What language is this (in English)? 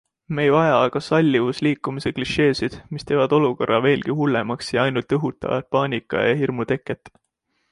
Estonian